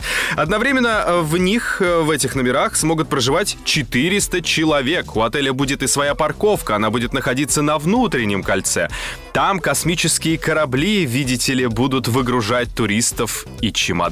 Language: Russian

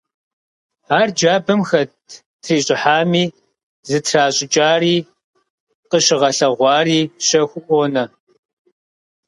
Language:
Kabardian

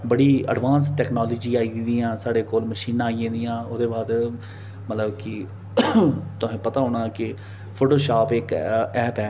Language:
Dogri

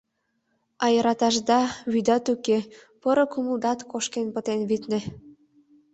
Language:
Mari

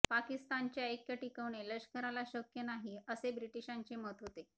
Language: Marathi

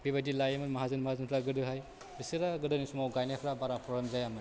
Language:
Bodo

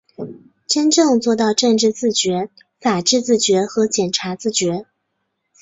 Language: Chinese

